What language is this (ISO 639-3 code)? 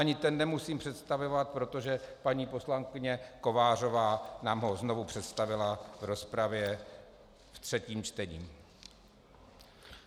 ces